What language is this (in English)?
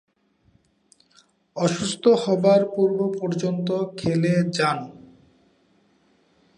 Bangla